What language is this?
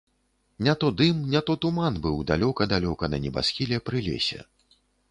Belarusian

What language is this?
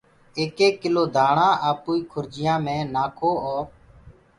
Gurgula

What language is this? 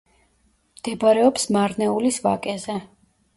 Georgian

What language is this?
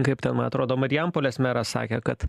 Lithuanian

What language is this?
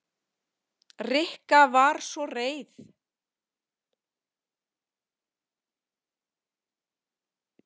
Icelandic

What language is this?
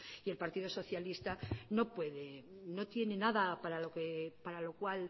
Spanish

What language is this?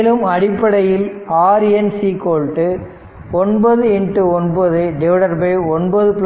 Tamil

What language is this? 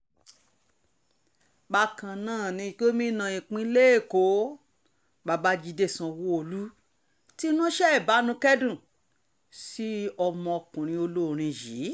Yoruba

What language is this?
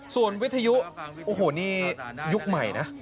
Thai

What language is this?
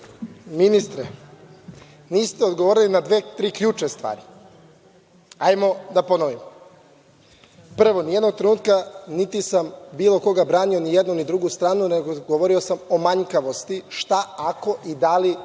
Serbian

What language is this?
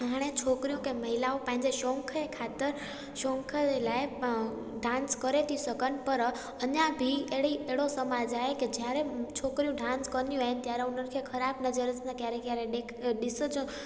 Sindhi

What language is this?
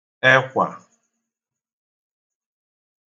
Igbo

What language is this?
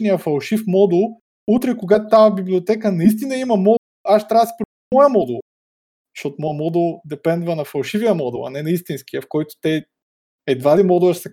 Bulgarian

